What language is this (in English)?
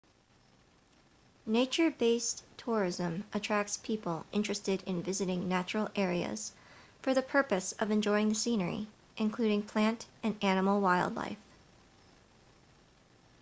English